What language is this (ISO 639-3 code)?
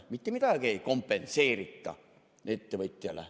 est